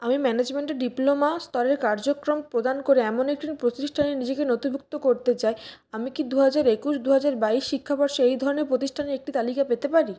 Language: Bangla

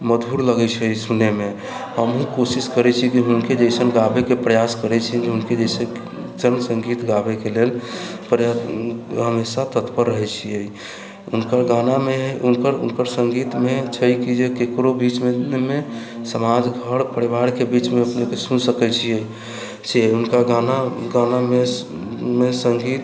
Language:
Maithili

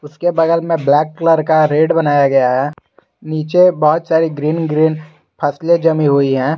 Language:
Hindi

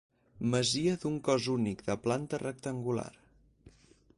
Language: Catalan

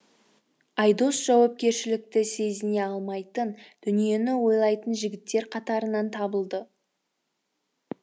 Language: Kazakh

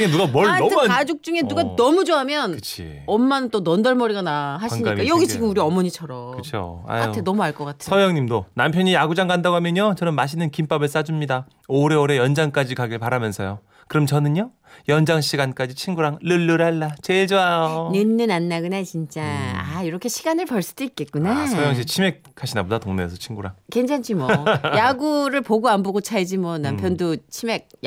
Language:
Korean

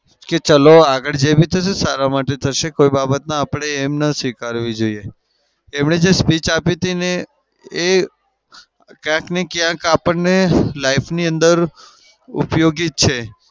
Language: Gujarati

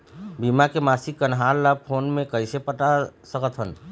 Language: Chhattisgarhi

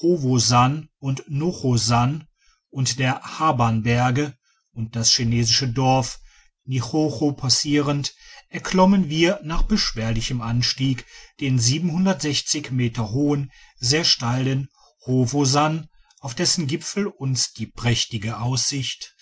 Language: German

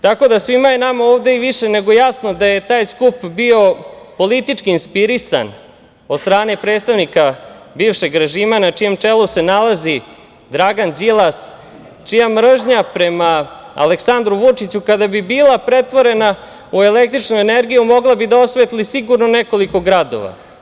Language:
Serbian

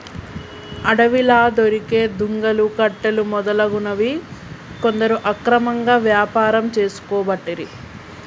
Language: Telugu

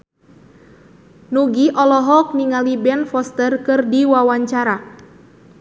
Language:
Sundanese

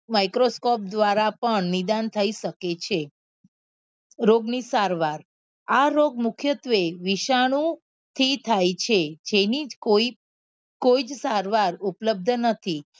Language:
Gujarati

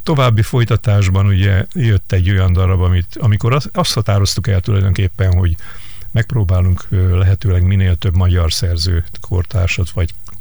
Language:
Hungarian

